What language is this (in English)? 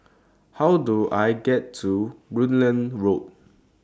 English